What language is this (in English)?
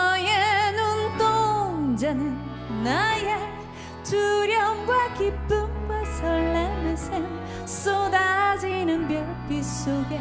Korean